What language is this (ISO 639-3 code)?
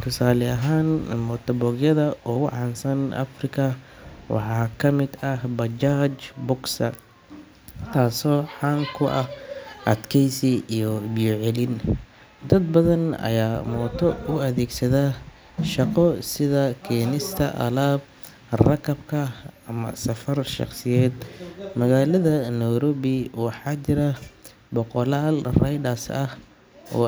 som